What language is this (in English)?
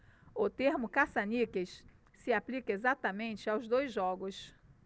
Portuguese